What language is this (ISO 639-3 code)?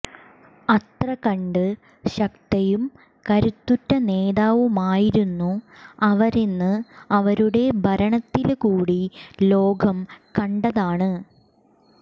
mal